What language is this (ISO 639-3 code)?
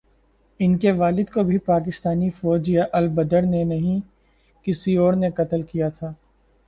urd